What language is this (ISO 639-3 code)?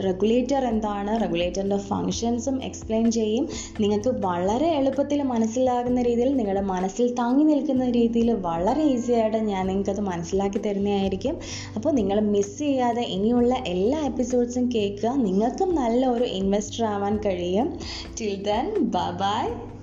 mal